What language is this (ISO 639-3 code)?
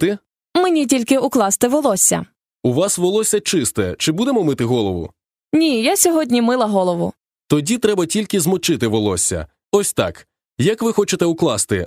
ukr